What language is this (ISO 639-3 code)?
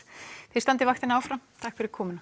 isl